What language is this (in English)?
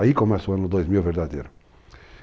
Portuguese